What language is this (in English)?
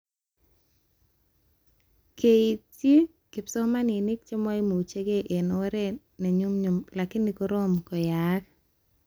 Kalenjin